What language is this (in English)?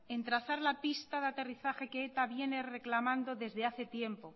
Spanish